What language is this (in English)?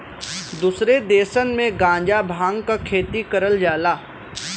Bhojpuri